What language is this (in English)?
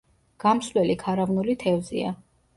Georgian